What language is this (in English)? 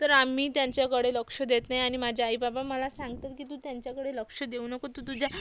Marathi